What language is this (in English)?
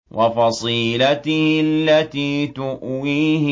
Arabic